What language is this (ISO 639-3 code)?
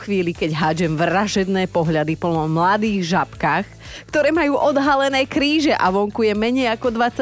slk